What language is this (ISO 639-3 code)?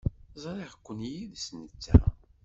kab